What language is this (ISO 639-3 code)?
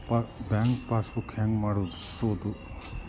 kan